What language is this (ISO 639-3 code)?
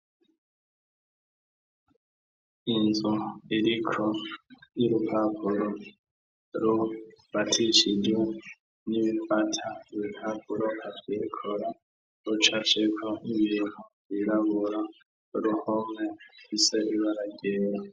run